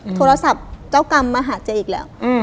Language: Thai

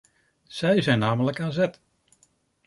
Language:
Dutch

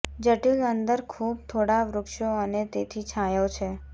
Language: Gujarati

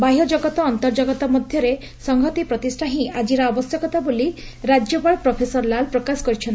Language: Odia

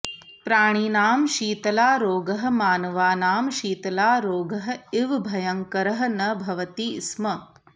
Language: Sanskrit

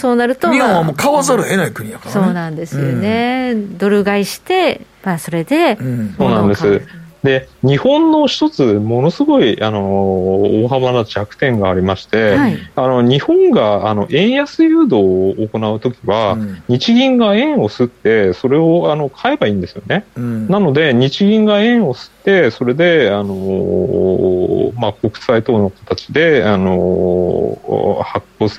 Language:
Japanese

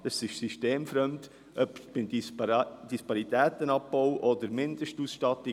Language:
Swiss German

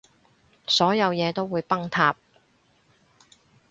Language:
Cantonese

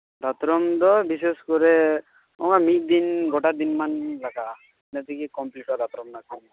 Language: Santali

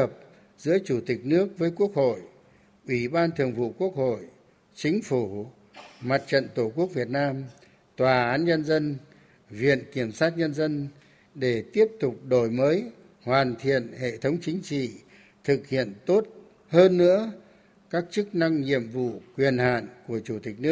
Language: Vietnamese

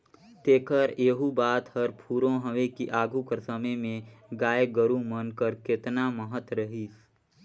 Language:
Chhattisgarhi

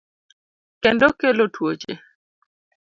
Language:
Luo (Kenya and Tanzania)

